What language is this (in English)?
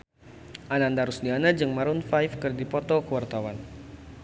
Sundanese